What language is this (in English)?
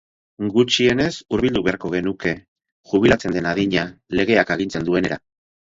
Basque